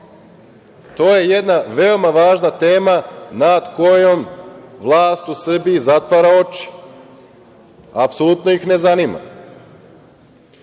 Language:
Serbian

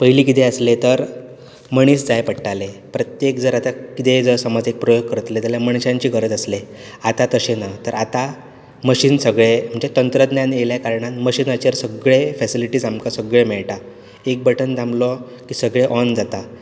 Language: Konkani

